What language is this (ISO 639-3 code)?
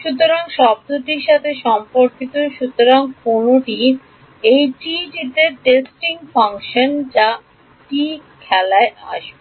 ben